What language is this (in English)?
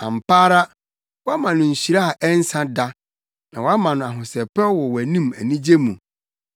Akan